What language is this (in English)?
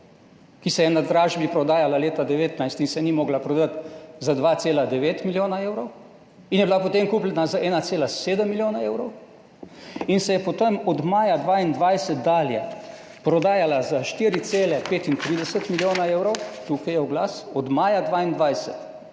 Slovenian